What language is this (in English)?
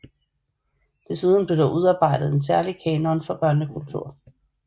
Danish